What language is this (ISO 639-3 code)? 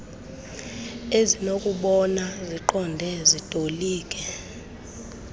xho